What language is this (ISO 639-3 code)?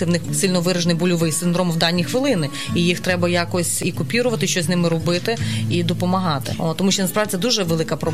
ukr